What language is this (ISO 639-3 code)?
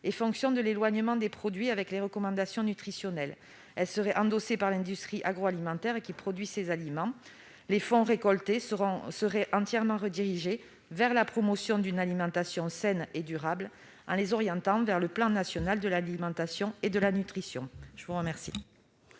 fra